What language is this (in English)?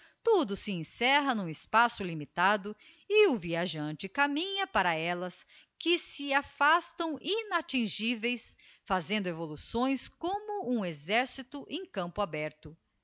Portuguese